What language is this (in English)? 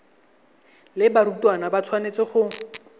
Tswana